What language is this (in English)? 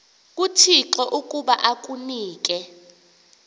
Xhosa